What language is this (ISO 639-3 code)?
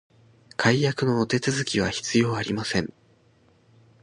jpn